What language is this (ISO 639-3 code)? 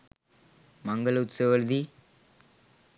sin